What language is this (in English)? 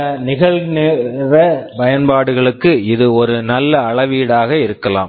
Tamil